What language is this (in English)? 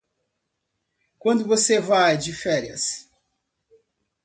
Portuguese